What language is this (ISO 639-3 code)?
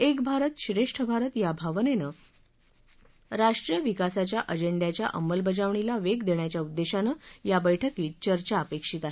mar